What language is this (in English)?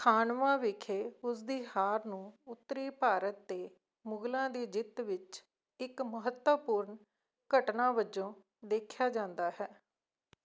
Punjabi